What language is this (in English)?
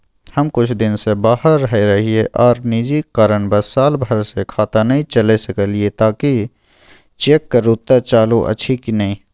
Maithili